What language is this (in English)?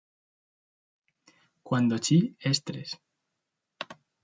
Spanish